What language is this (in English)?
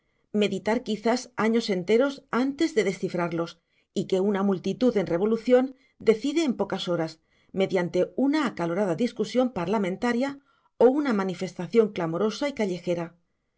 Spanish